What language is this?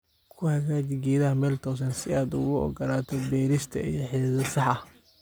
Somali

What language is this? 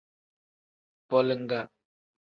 Tem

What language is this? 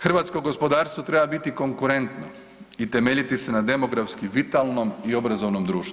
Croatian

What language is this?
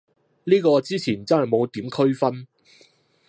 Cantonese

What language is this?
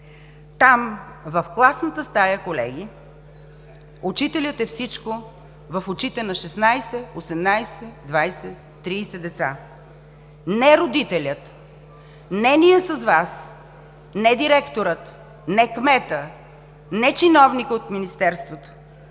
Bulgarian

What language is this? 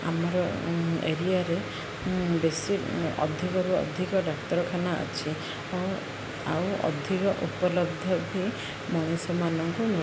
Odia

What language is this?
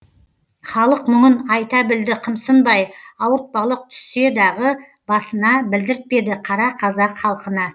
Kazakh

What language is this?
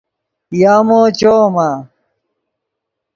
Yidgha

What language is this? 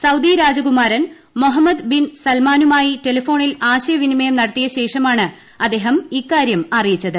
Malayalam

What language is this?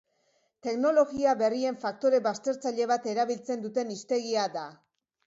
Basque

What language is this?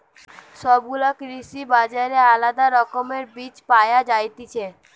Bangla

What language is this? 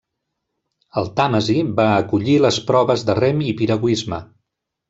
Catalan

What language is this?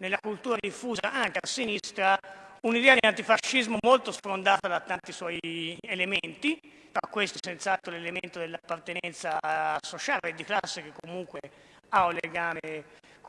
Italian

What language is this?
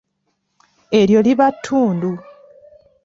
Ganda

